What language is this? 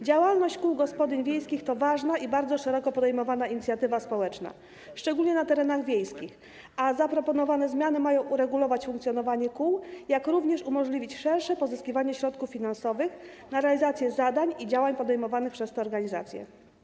Polish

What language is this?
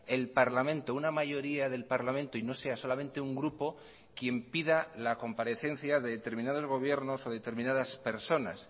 Spanish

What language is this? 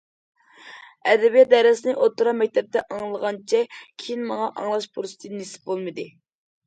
Uyghur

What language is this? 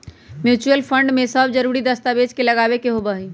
Magahi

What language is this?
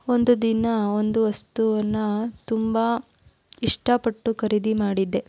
Kannada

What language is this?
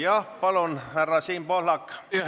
Estonian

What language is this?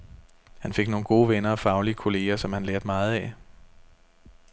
Danish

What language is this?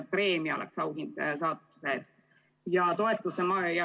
Estonian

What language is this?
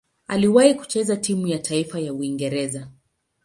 Swahili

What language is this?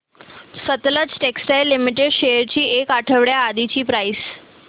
Marathi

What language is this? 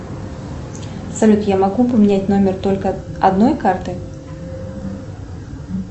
Russian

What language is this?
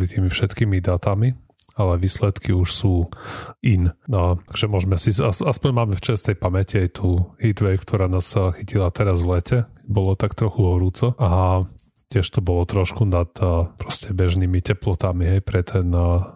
Slovak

